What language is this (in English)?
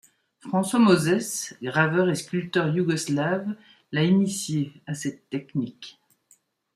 French